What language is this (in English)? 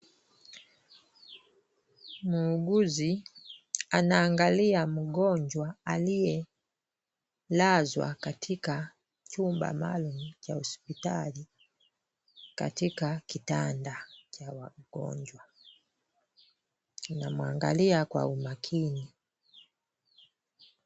Swahili